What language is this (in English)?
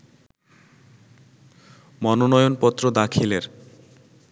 Bangla